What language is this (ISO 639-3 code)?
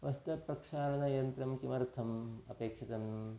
san